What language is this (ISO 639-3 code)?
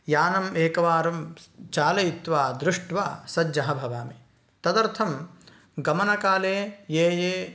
san